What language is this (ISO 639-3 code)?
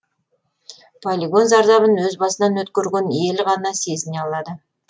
kaz